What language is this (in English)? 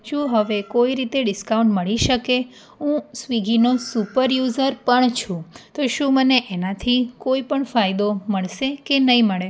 Gujarati